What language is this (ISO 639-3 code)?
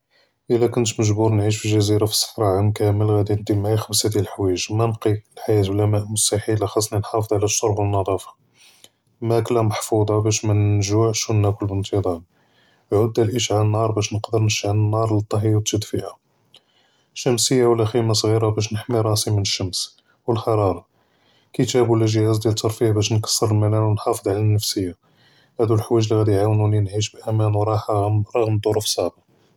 jrb